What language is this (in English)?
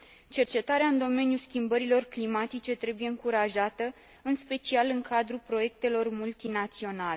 Romanian